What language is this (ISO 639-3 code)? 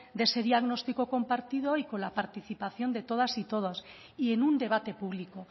spa